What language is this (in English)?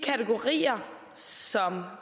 Danish